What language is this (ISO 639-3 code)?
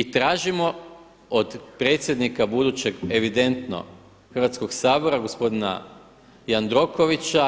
hrv